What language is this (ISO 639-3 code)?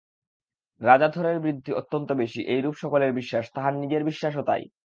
ben